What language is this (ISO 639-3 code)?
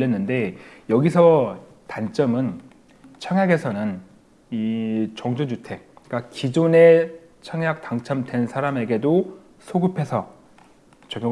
kor